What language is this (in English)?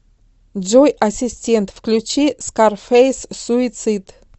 Russian